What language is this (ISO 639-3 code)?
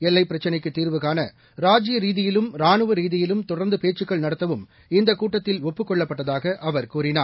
tam